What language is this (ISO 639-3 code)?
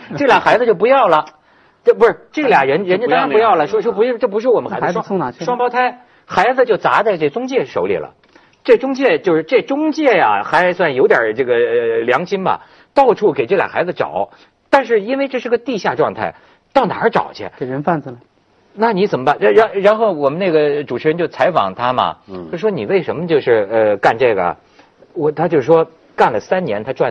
zho